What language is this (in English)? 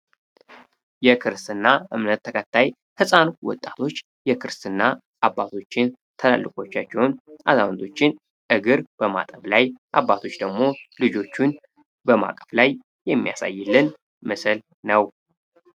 Amharic